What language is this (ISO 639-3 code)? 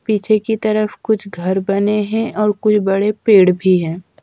hin